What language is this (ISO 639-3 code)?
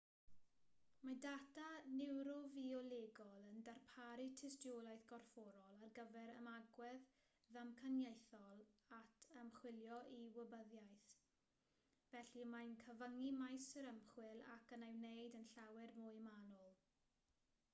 cym